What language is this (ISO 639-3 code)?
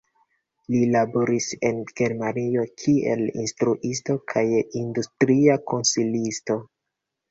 epo